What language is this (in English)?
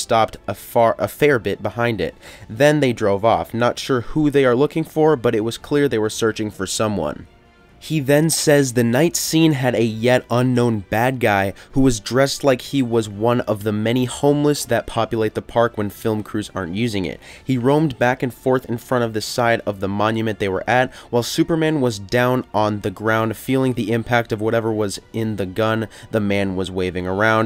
English